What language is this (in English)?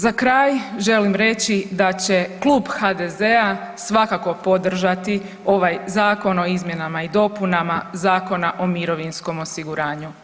Croatian